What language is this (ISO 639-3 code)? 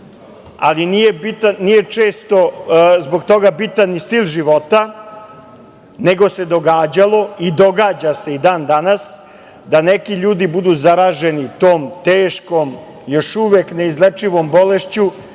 srp